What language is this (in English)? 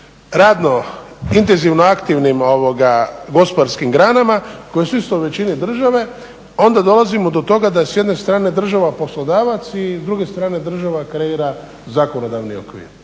Croatian